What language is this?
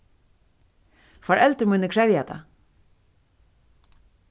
Faroese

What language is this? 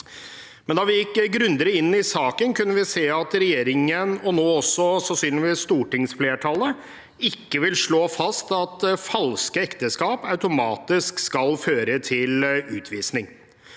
Norwegian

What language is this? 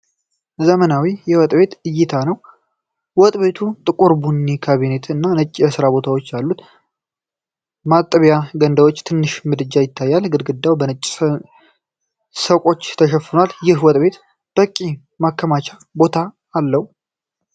Amharic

